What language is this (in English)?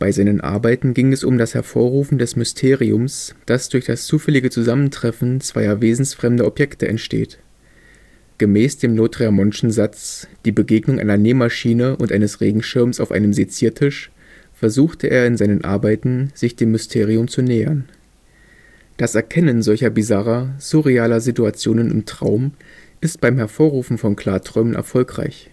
German